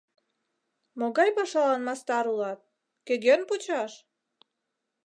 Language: Mari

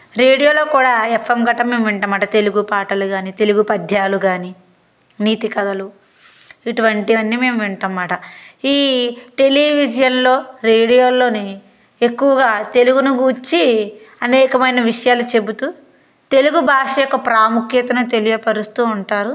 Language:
Telugu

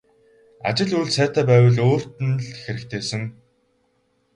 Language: Mongolian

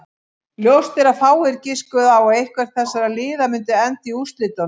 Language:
Icelandic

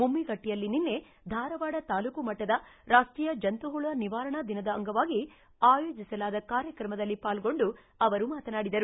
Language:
Kannada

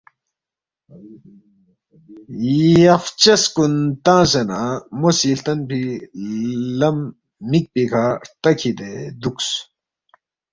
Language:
Balti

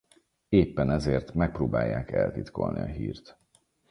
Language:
Hungarian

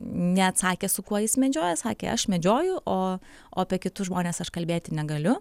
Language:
Lithuanian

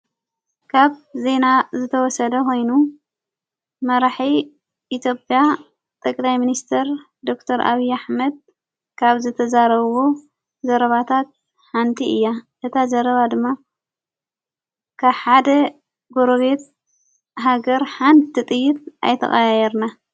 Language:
Tigrinya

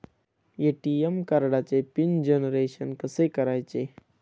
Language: Marathi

